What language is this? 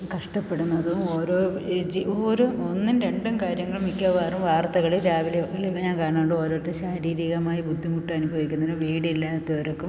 Malayalam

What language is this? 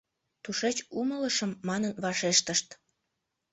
Mari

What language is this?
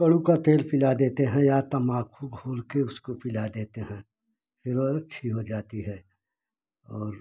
Hindi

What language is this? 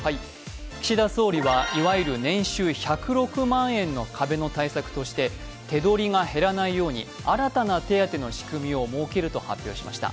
Japanese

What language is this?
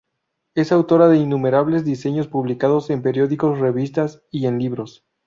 Spanish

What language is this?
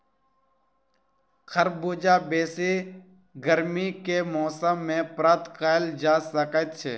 Maithili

